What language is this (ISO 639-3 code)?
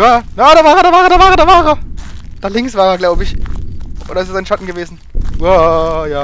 deu